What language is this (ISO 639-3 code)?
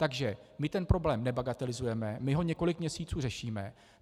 ces